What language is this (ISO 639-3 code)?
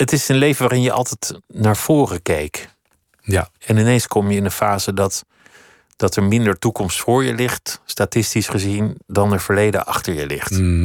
nld